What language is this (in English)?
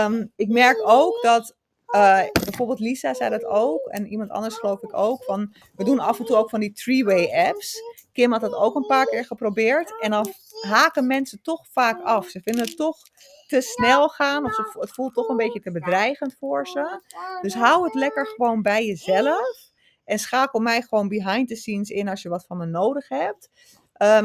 Dutch